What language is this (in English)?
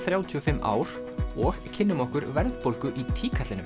Icelandic